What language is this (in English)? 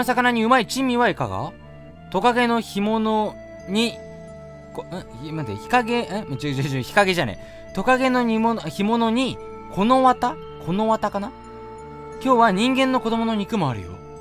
Japanese